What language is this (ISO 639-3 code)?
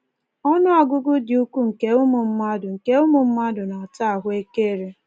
ibo